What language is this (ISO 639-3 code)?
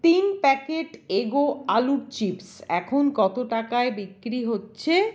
ben